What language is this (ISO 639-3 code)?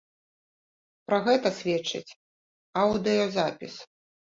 bel